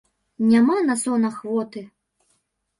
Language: Belarusian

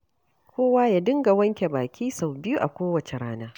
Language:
Hausa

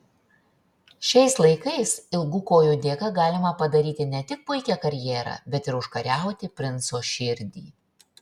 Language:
Lithuanian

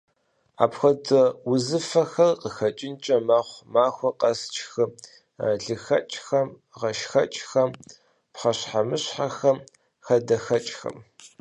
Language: Kabardian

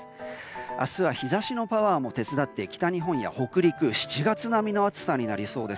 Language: Japanese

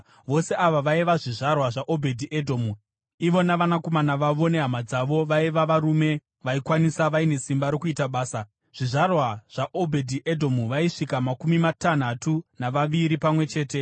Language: Shona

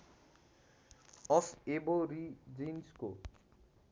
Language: Nepali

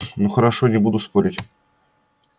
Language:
Russian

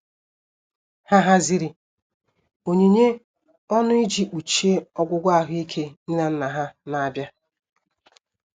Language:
Igbo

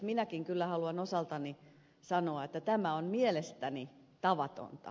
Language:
Finnish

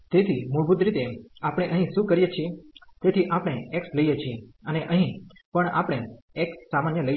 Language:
Gujarati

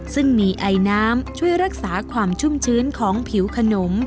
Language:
Thai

